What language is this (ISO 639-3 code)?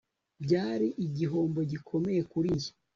kin